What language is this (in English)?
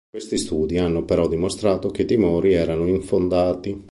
Italian